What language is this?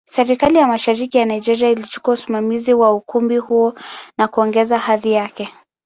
Swahili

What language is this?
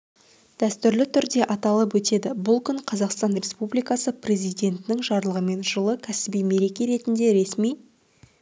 Kazakh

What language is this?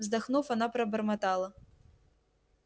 Russian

